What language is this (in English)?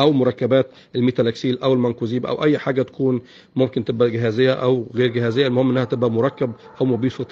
Arabic